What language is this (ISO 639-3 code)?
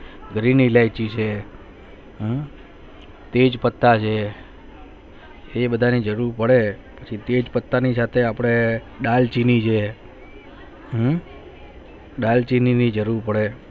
guj